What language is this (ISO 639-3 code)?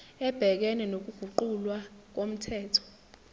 zul